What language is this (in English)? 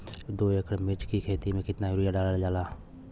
Bhojpuri